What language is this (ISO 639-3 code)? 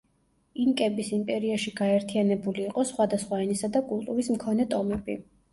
kat